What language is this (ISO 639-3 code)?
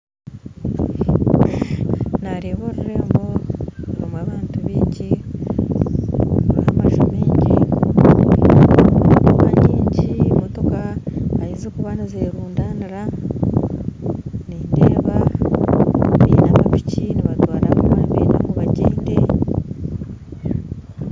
nyn